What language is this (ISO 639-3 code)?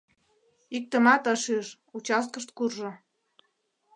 chm